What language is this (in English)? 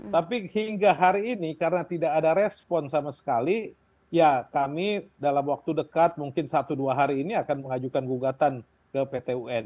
Indonesian